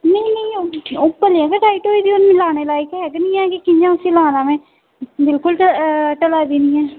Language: Dogri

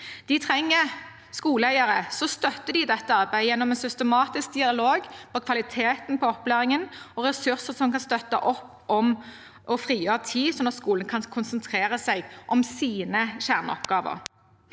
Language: Norwegian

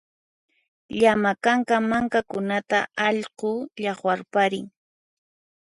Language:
Puno Quechua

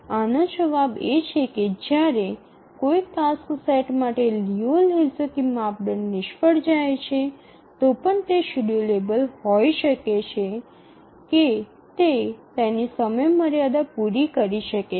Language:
Gujarati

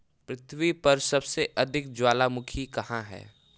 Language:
Hindi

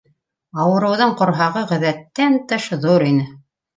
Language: Bashkir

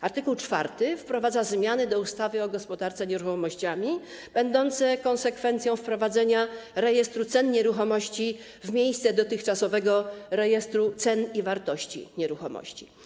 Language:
Polish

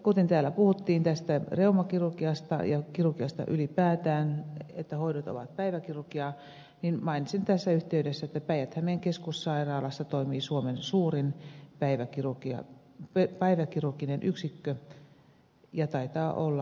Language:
Finnish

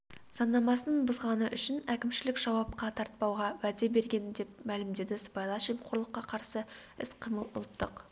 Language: Kazakh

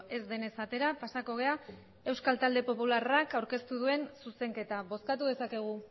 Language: Basque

